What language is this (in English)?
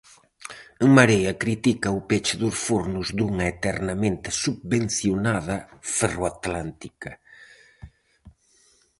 Galician